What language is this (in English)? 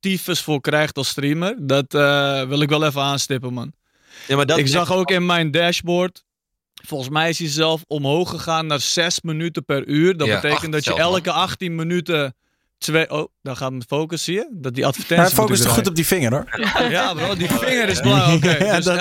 Dutch